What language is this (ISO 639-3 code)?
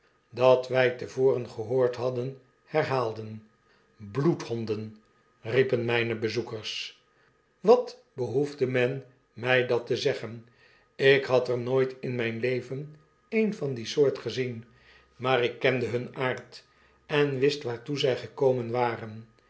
nld